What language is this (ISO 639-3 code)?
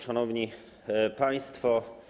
pol